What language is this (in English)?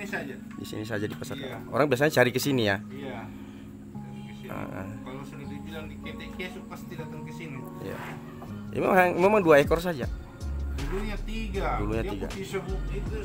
Indonesian